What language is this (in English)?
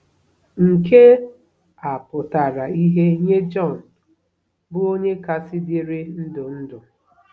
Igbo